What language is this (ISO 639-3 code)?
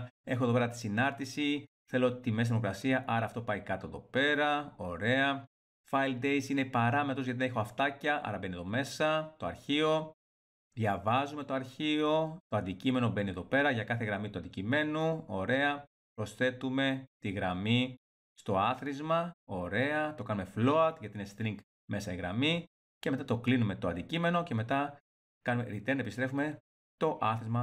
ell